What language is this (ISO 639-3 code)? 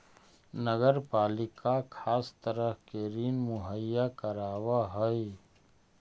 mag